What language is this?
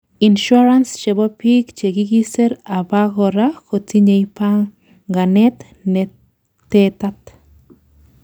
Kalenjin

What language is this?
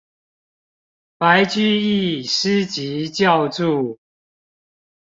Chinese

